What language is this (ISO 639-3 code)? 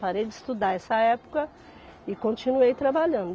por